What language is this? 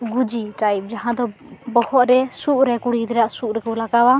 Santali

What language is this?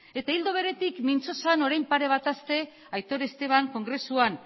Basque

